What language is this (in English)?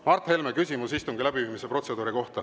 Estonian